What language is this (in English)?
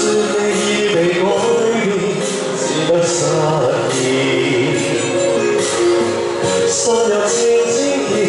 Romanian